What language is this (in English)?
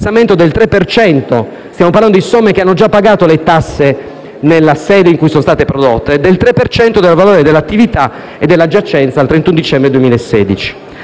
Italian